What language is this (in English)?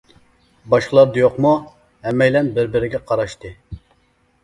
Uyghur